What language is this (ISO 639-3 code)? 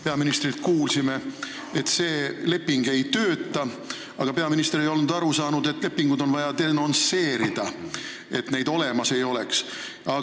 est